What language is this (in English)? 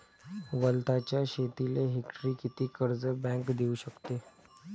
Marathi